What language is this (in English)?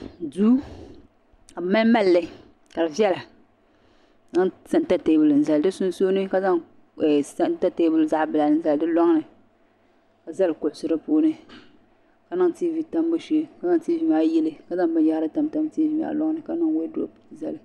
Dagbani